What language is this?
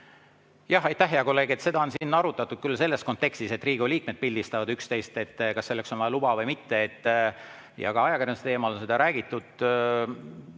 Estonian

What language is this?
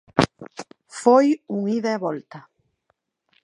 Galician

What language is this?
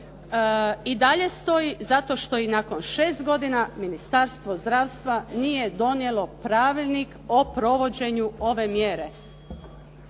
Croatian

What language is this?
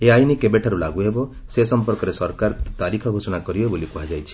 Odia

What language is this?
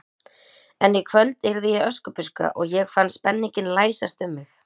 Icelandic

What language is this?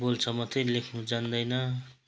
Nepali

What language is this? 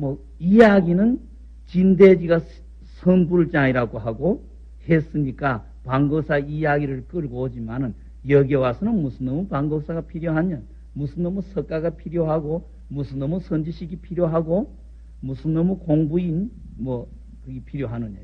Korean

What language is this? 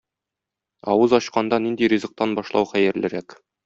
Tatar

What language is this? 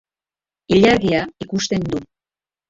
Basque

